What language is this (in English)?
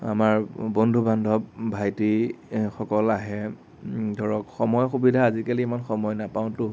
Assamese